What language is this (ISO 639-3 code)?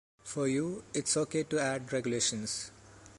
eng